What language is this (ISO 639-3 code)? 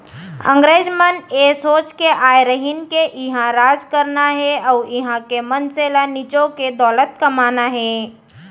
hne